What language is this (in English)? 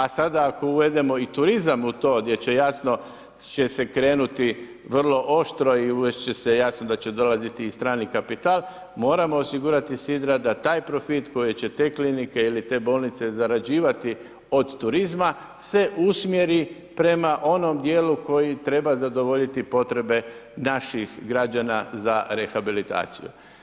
Croatian